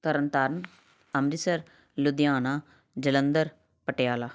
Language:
Punjabi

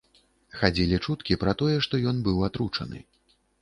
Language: Belarusian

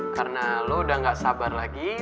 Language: Indonesian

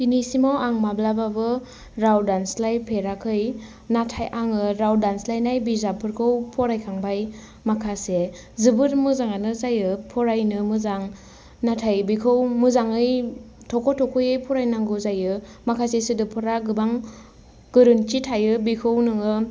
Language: Bodo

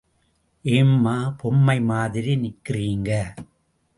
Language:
Tamil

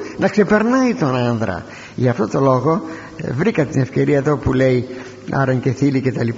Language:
Greek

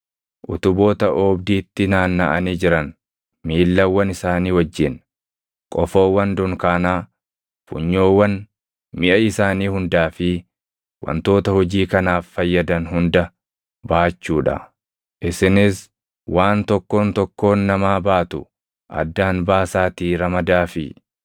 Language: Oromo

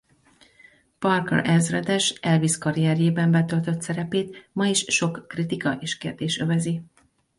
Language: Hungarian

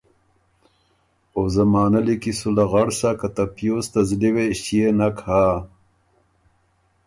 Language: Ormuri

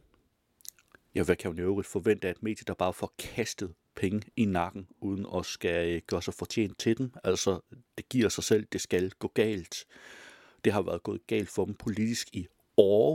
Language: Danish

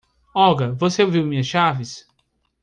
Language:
Portuguese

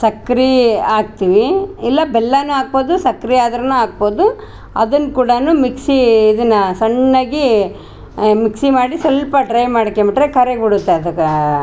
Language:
Kannada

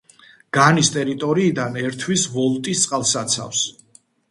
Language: Georgian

